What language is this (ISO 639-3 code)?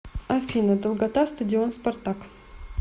rus